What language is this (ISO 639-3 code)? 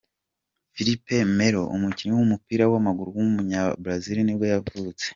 kin